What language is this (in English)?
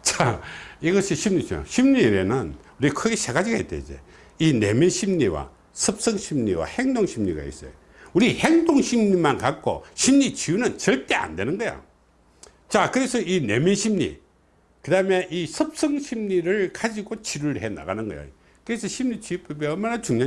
Korean